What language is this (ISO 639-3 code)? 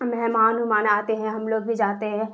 urd